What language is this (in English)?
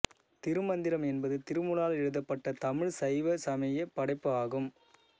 Tamil